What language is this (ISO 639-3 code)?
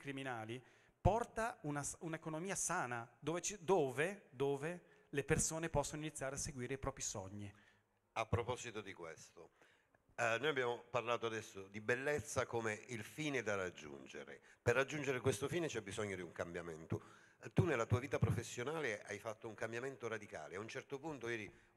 ita